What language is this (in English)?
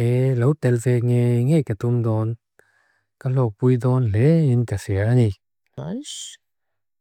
Mizo